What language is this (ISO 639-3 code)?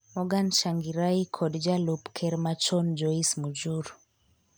luo